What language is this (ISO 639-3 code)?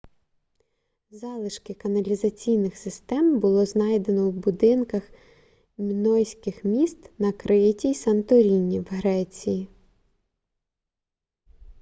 ukr